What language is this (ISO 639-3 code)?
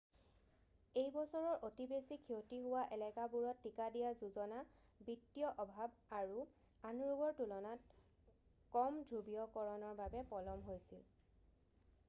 asm